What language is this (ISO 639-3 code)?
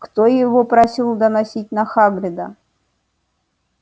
rus